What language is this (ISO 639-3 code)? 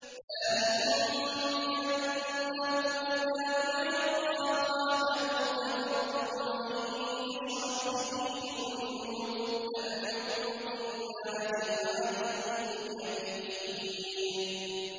ara